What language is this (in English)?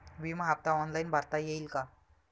Marathi